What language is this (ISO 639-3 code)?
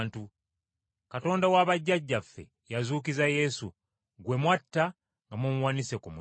lug